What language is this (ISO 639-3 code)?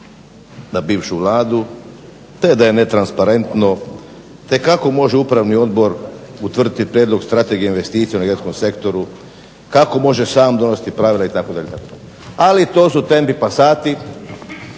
hrv